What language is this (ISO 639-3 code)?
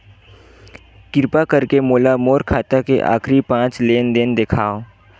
hne